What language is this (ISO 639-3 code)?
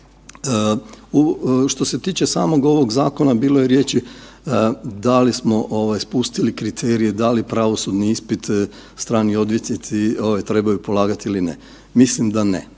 hrv